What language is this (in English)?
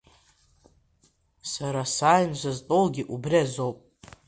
Abkhazian